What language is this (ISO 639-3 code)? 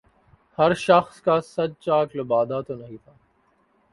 urd